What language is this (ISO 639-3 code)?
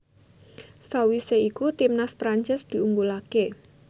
jav